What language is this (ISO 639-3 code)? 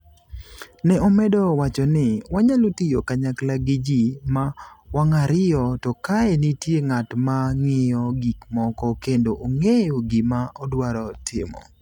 luo